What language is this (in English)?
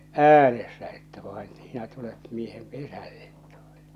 Finnish